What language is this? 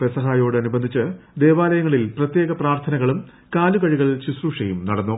Malayalam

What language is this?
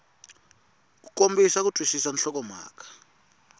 Tsonga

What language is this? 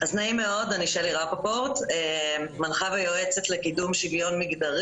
Hebrew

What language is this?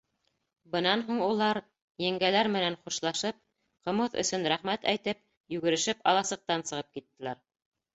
Bashkir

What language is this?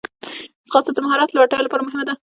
Pashto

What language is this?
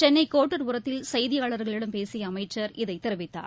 Tamil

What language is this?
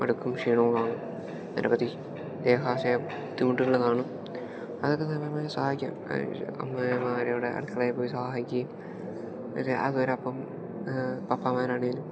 Malayalam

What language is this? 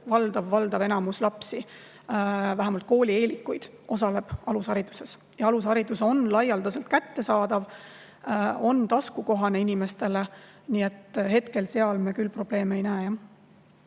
Estonian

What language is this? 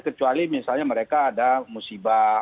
Indonesian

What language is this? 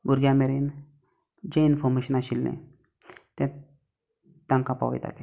Konkani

